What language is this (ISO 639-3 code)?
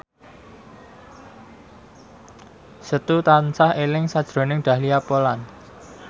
jav